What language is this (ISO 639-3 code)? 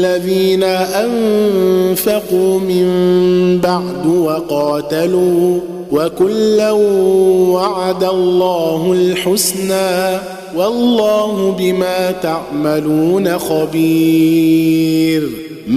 ara